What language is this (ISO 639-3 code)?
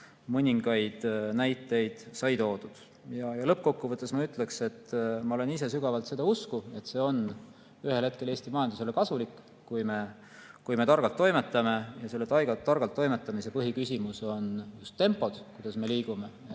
est